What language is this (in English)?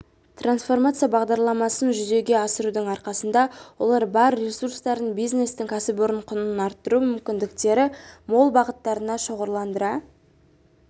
Kazakh